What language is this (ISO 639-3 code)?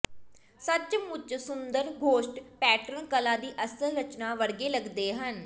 pan